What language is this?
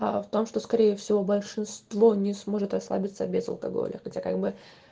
Russian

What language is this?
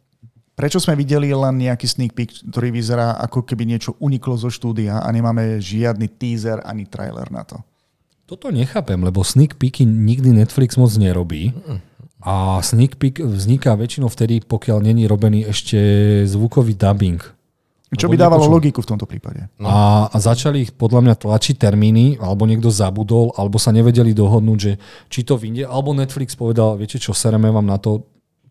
Slovak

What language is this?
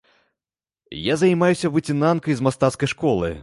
Belarusian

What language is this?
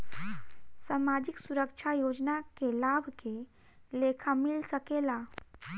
Bhojpuri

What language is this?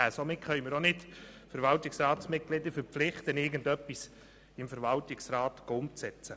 Swiss German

